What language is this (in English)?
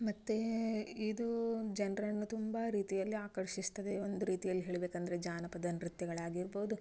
Kannada